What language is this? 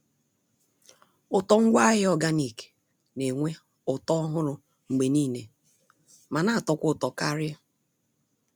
Igbo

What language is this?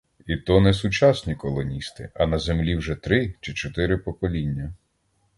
Ukrainian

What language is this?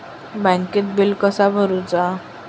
Marathi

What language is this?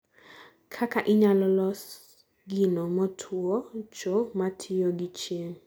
Luo (Kenya and Tanzania)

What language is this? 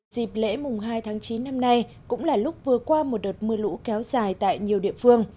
Vietnamese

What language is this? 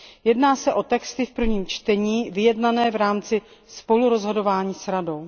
Czech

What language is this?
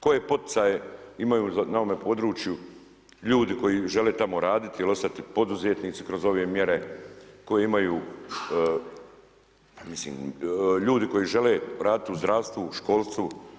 Croatian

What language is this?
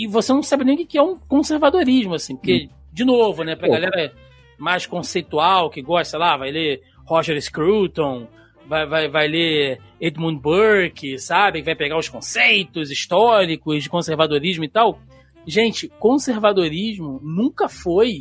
Portuguese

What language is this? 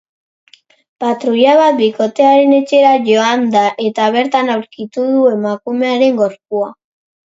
Basque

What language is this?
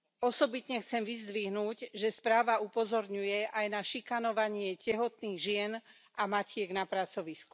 Slovak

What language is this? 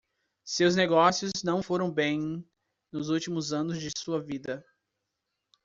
Portuguese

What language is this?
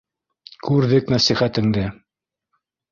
Bashkir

